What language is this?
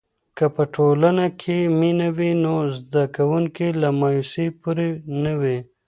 Pashto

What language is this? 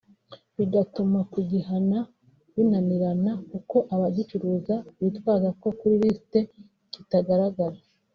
Kinyarwanda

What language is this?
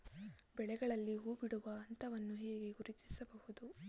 Kannada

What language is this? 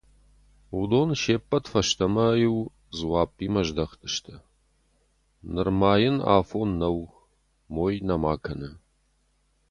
Ossetic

